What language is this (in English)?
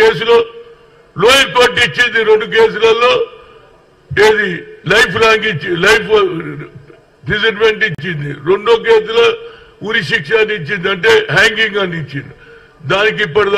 Telugu